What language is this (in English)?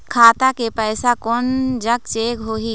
Chhattisgarhi